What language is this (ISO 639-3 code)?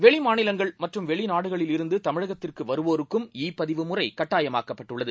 tam